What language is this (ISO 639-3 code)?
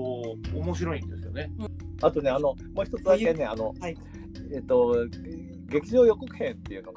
jpn